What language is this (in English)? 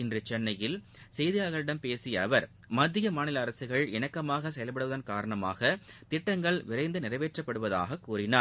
Tamil